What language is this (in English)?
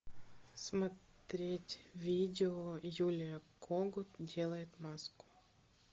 Russian